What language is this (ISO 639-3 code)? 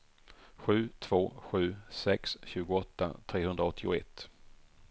swe